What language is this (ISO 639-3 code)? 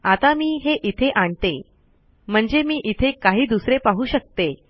mar